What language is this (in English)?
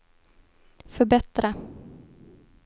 Swedish